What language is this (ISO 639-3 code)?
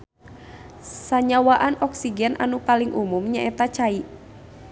sun